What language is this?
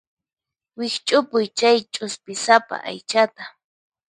Puno Quechua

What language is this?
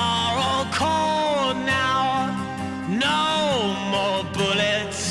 English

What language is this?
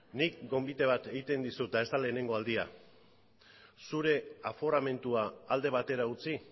Basque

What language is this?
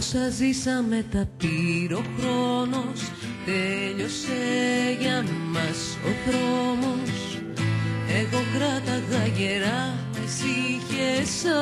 Greek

